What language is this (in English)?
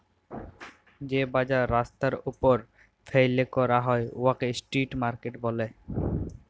Bangla